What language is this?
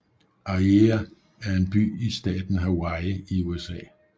Danish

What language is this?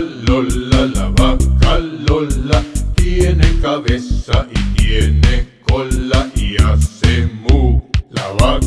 Arabic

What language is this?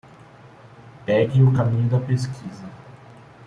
Portuguese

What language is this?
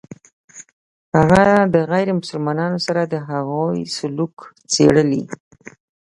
Pashto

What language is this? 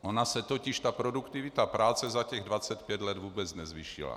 Czech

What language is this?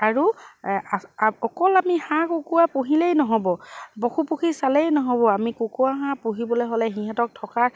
Assamese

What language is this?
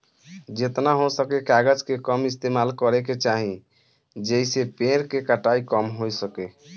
Bhojpuri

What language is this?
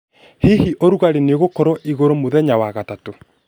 Kikuyu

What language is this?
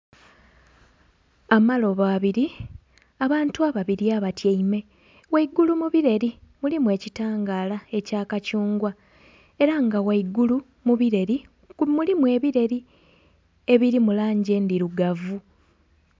Soga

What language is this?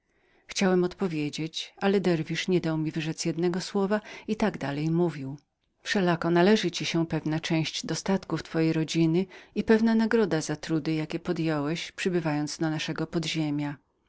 Polish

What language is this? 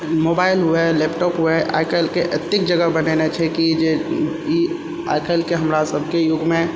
Maithili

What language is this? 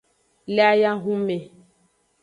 Aja (Benin)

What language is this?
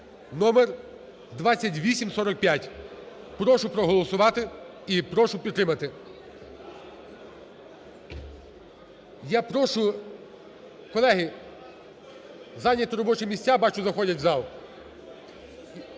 Ukrainian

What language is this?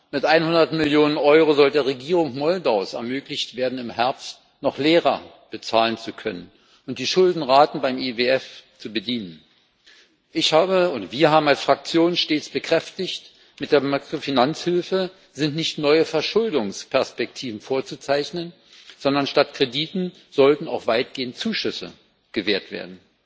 German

